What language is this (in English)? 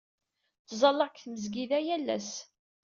Kabyle